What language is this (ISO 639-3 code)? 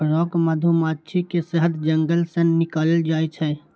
mai